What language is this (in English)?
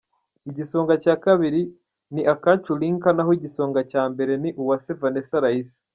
Kinyarwanda